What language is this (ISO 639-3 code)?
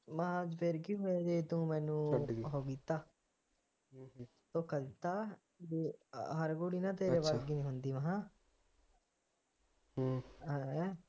pan